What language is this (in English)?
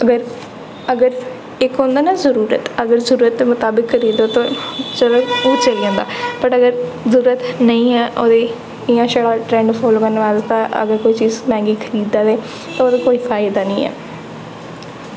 Dogri